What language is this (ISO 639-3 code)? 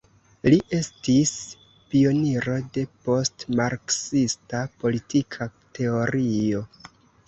epo